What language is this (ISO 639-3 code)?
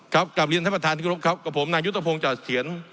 tha